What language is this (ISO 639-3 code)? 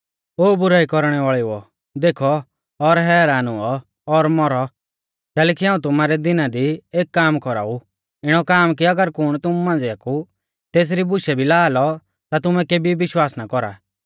bfz